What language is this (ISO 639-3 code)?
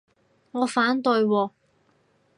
yue